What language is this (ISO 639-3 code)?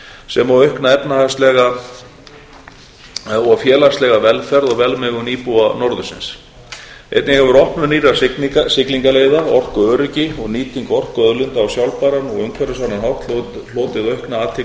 isl